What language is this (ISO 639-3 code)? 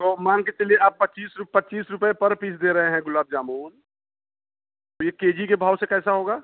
hin